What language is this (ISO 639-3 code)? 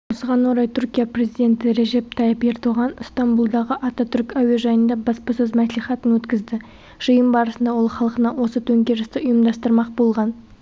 kaz